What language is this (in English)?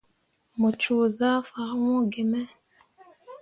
Mundang